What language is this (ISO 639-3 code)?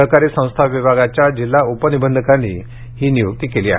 mar